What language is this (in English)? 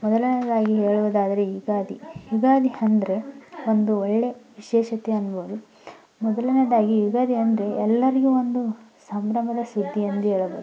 Kannada